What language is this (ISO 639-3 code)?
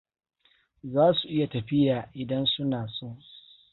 hau